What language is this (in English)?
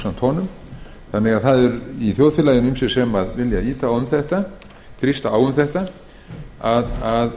Icelandic